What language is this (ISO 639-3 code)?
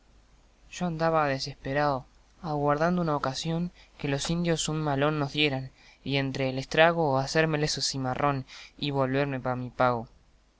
spa